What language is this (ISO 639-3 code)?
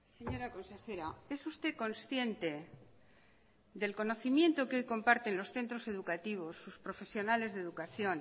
spa